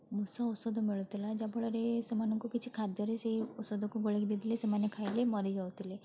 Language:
Odia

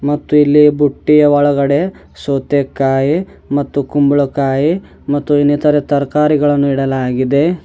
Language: Kannada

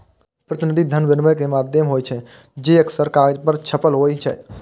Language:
Maithili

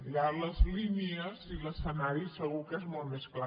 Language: Catalan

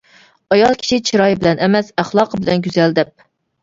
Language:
Uyghur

